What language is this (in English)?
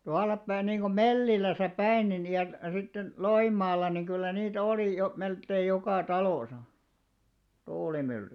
Finnish